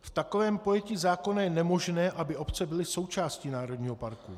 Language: Czech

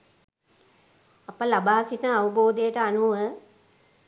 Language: Sinhala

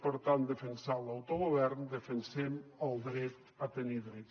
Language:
Catalan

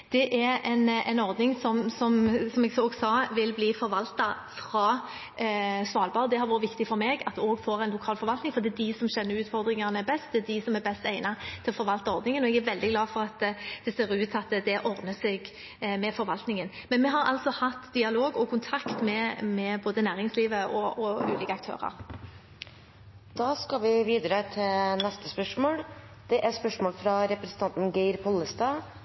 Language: Norwegian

